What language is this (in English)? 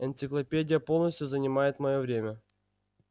Russian